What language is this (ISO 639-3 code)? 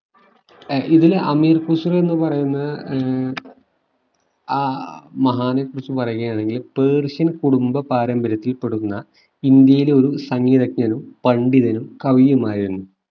mal